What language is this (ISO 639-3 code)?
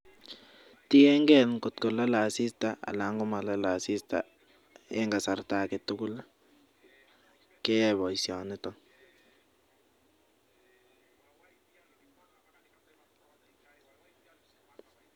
kln